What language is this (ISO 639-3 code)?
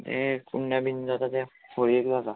kok